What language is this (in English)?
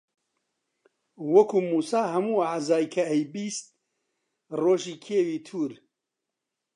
Central Kurdish